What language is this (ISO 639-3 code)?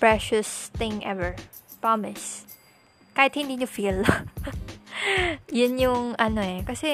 fil